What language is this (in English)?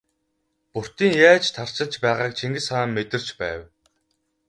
Mongolian